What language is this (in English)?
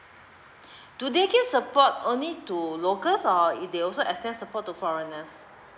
English